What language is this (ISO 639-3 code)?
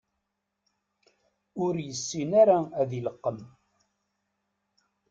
kab